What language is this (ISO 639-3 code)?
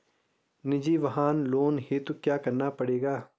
hin